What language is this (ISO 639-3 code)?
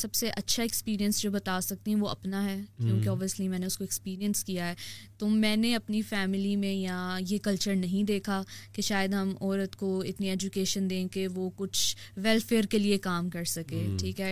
urd